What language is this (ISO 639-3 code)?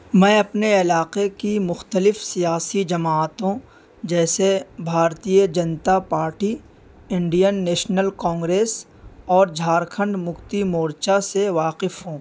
urd